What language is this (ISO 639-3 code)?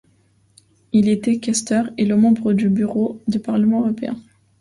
fra